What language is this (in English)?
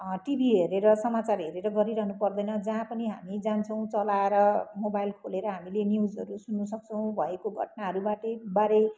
Nepali